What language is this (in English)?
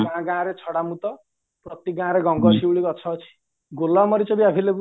Odia